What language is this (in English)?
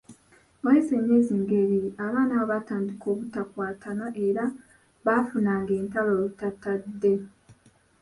Ganda